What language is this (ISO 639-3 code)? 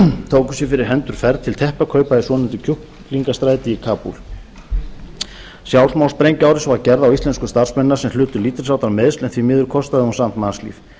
isl